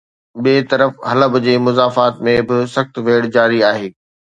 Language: Sindhi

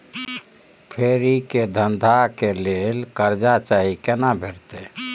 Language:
Maithili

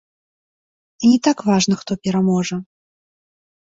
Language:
Belarusian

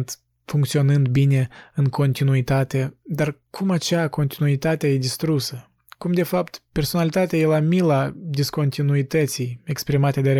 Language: Romanian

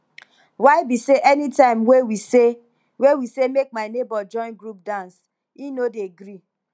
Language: Nigerian Pidgin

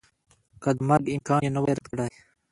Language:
Pashto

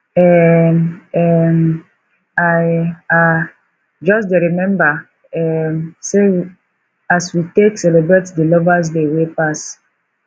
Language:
Nigerian Pidgin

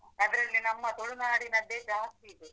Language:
Kannada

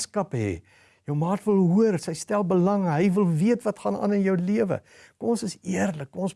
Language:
Dutch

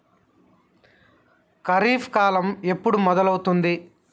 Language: Telugu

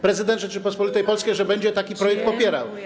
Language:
Polish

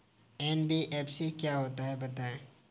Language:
Hindi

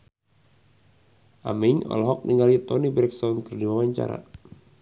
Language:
Sundanese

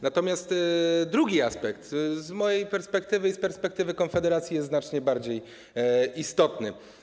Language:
Polish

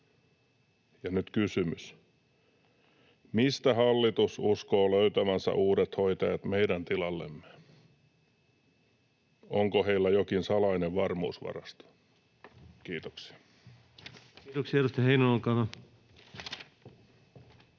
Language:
Finnish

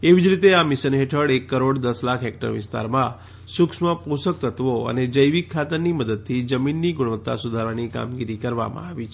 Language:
Gujarati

